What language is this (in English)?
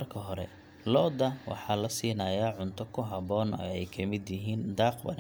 Somali